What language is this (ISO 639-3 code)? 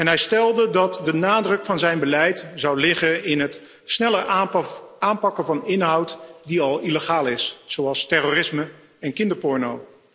nld